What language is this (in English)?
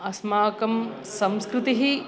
Sanskrit